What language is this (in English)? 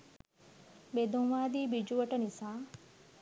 Sinhala